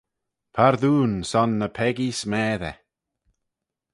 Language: Manx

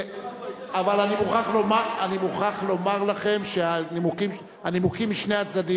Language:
Hebrew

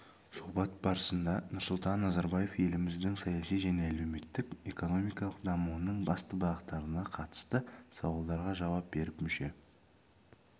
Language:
Kazakh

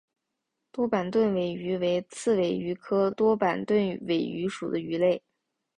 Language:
Chinese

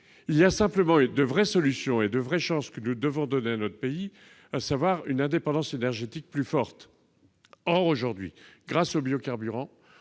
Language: French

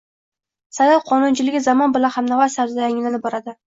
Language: Uzbek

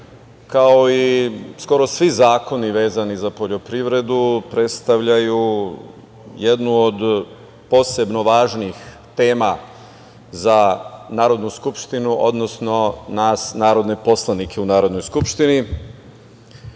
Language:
Serbian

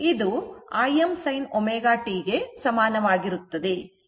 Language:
Kannada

